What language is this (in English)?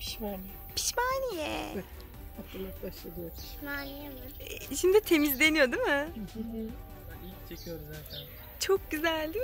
Turkish